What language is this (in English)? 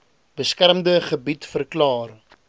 Afrikaans